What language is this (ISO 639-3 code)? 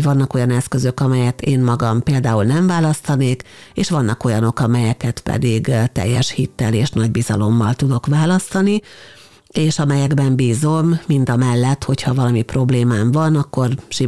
hun